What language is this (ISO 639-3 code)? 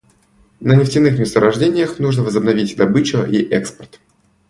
rus